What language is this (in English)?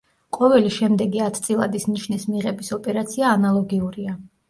Georgian